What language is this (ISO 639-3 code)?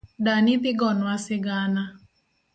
luo